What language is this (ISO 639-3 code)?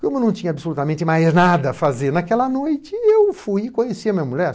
por